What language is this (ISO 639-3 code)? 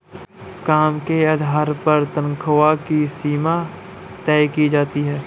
hin